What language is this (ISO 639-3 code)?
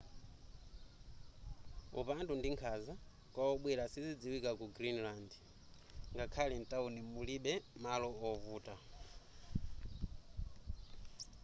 nya